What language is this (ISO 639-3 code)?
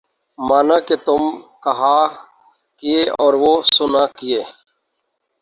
urd